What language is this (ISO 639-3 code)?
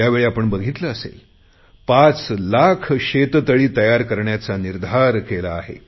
mar